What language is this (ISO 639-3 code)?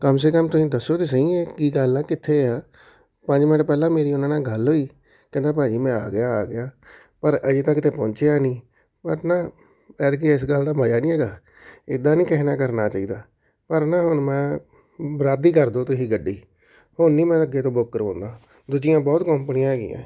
pan